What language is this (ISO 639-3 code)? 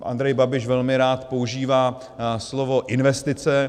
ces